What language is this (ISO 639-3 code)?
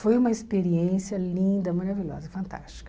por